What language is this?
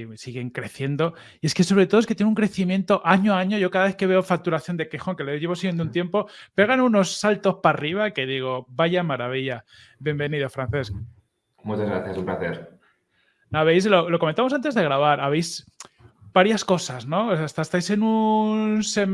Spanish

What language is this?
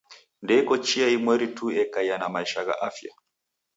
Taita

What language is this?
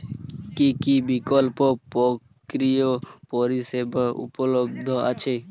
Bangla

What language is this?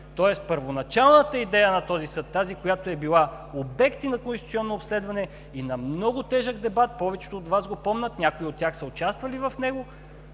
Bulgarian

